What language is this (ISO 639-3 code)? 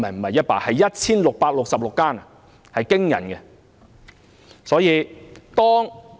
yue